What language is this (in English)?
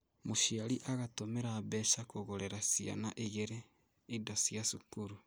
Kikuyu